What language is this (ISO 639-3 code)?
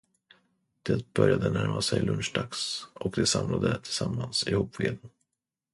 swe